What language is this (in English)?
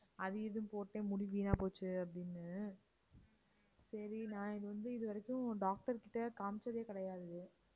Tamil